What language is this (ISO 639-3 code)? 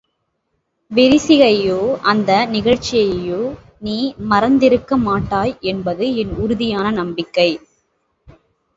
tam